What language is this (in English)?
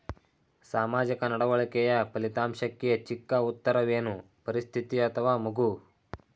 Kannada